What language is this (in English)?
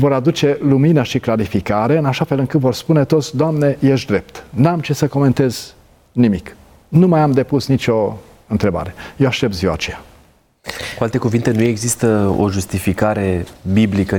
Romanian